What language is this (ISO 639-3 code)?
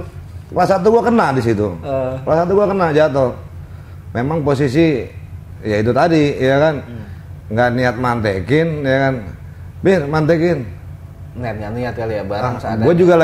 ind